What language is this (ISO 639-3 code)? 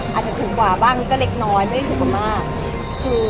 tha